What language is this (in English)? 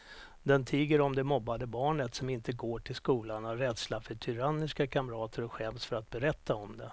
Swedish